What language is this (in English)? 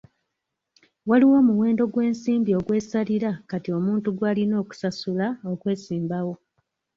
Ganda